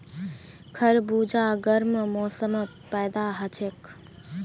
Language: Magahi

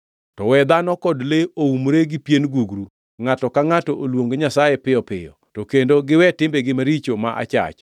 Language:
Luo (Kenya and Tanzania)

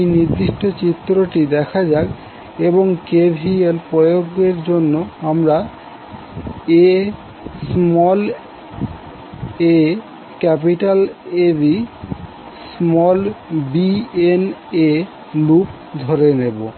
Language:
Bangla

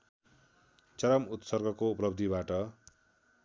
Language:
Nepali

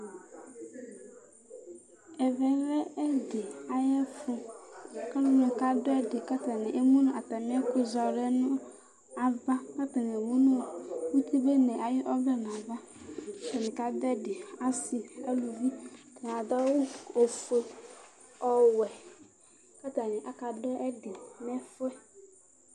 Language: Ikposo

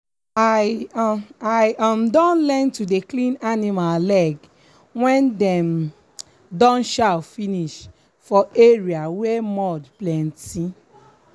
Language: Nigerian Pidgin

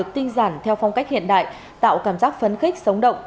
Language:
Vietnamese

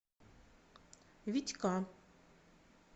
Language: Russian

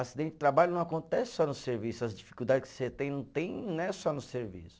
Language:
Portuguese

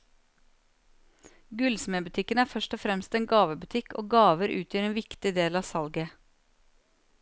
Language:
Norwegian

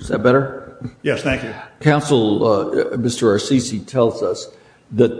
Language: English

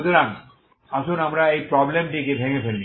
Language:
Bangla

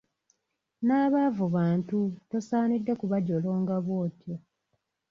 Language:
Ganda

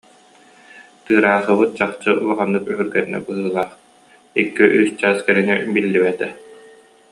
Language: Yakut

